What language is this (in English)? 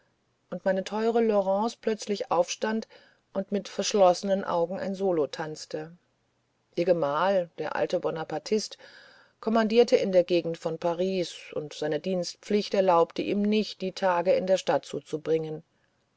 German